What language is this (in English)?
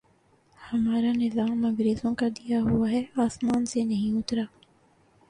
Urdu